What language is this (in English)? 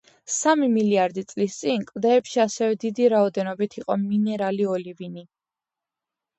Georgian